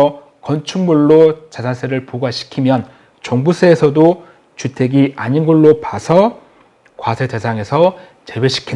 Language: Korean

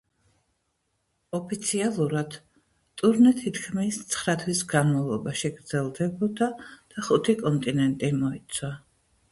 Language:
Georgian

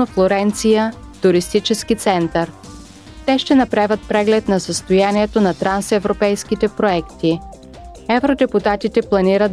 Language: Bulgarian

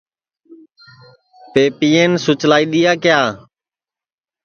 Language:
Sansi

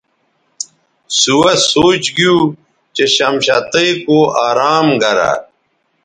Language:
Bateri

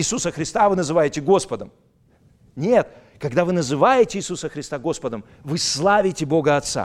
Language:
Russian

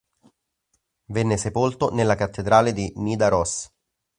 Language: Italian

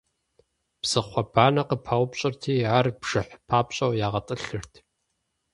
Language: Kabardian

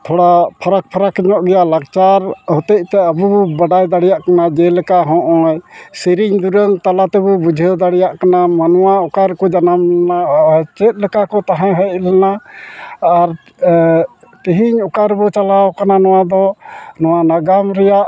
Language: Santali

